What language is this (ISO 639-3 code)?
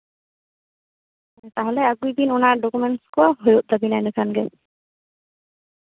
sat